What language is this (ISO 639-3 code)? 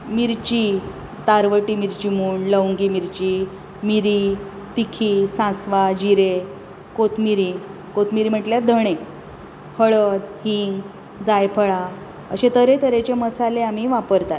kok